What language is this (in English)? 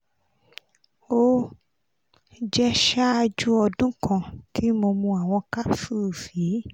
Yoruba